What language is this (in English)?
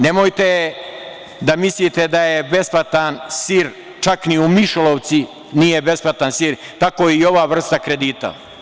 Serbian